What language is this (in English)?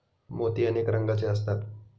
Marathi